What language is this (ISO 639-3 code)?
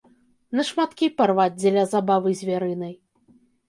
bel